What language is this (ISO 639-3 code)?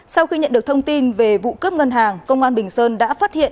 vie